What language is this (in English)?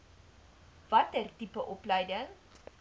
Afrikaans